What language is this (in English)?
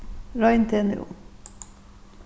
Faroese